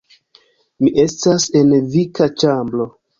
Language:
Esperanto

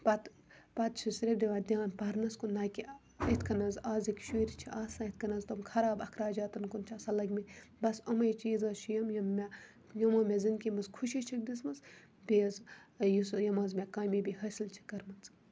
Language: Kashmiri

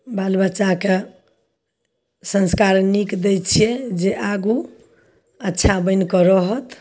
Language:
Maithili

